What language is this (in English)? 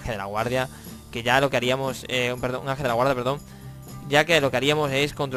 Spanish